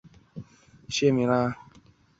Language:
Chinese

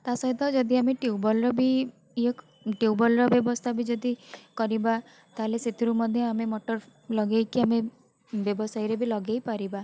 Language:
Odia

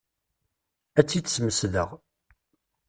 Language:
Kabyle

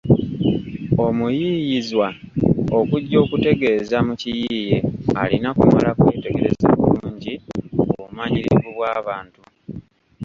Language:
Ganda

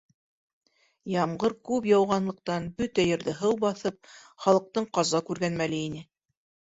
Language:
Bashkir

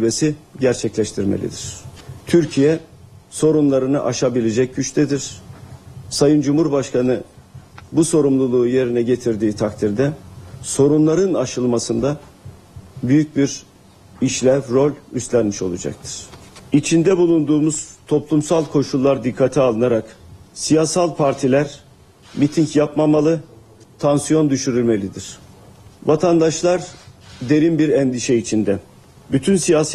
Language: Turkish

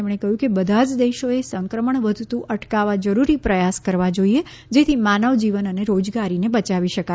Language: Gujarati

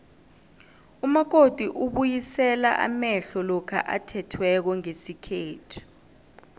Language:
South Ndebele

